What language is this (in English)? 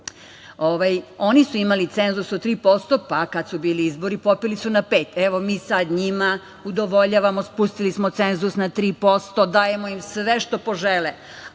Serbian